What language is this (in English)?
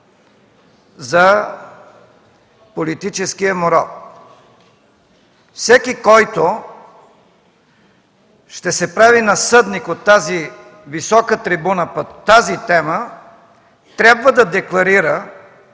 Bulgarian